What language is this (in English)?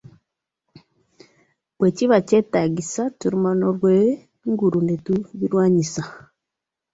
Ganda